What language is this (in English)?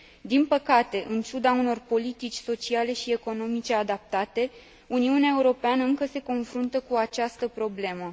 Romanian